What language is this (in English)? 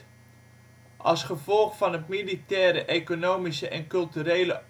Dutch